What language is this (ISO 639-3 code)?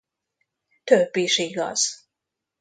hun